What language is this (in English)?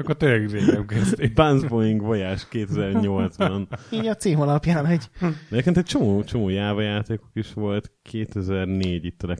Hungarian